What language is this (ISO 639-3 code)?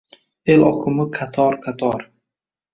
uzb